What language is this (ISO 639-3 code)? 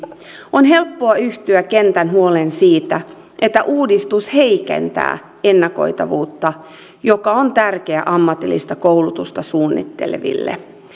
fin